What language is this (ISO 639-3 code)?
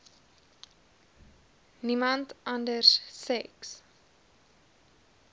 afr